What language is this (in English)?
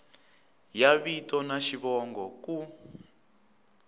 Tsonga